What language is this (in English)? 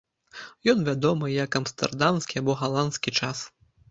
Belarusian